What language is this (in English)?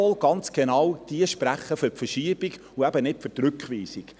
Swiss German